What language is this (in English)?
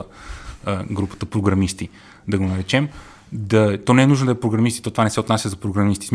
Bulgarian